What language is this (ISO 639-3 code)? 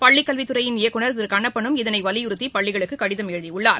tam